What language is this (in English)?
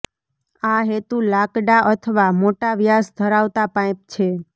Gujarati